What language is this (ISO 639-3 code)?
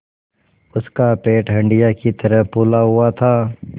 hin